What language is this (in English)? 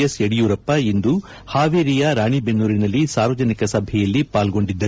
Kannada